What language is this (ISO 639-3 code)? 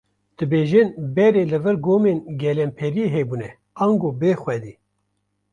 kur